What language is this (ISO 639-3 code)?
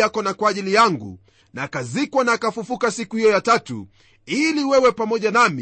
swa